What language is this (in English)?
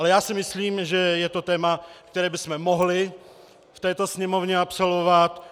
Czech